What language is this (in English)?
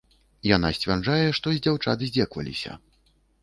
Belarusian